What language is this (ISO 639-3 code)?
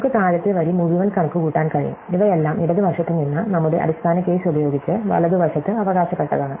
mal